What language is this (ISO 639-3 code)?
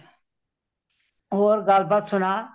pan